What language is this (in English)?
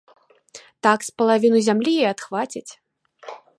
Belarusian